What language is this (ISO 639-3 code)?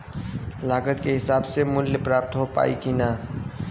bho